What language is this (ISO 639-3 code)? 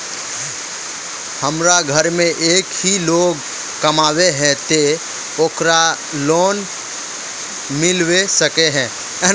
mag